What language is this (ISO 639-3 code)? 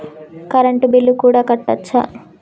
tel